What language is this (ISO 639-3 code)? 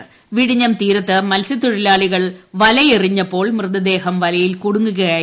mal